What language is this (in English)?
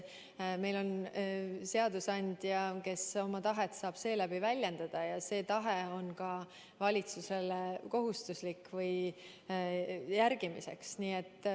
Estonian